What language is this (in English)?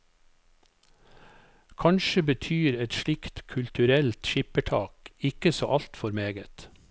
Norwegian